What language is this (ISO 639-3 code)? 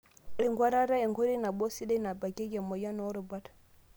mas